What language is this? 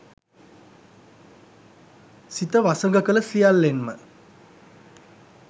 Sinhala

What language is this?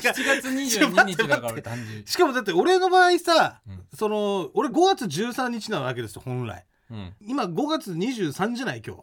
Japanese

